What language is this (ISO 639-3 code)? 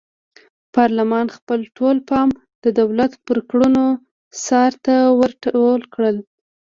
pus